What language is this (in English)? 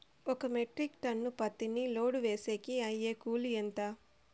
Telugu